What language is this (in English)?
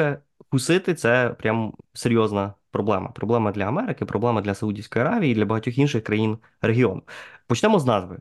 Ukrainian